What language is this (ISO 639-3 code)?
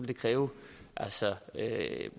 dan